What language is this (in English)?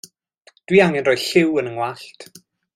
Welsh